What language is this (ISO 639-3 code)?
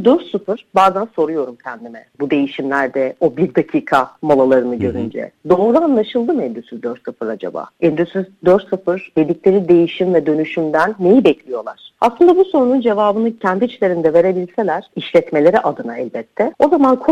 tur